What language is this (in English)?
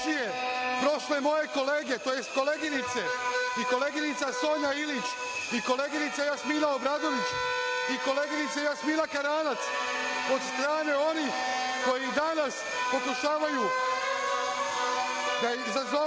Serbian